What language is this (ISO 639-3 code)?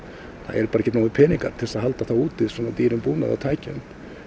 isl